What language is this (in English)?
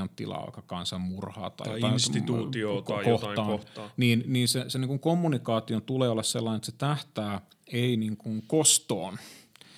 Finnish